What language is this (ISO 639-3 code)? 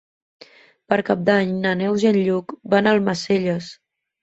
cat